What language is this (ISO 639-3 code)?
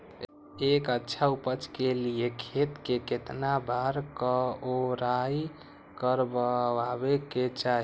mag